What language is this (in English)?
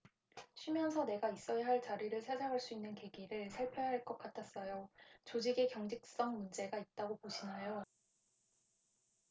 Korean